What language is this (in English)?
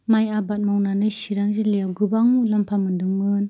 Bodo